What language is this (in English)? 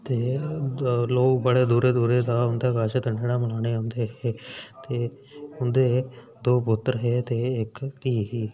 Dogri